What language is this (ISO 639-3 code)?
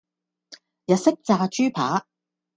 yue